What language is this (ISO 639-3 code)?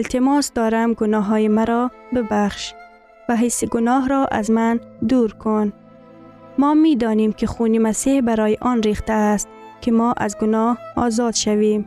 fas